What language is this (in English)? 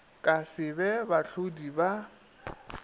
Northern Sotho